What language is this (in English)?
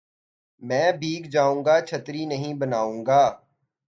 Urdu